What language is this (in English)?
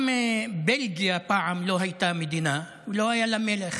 Hebrew